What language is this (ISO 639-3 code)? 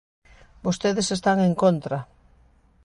glg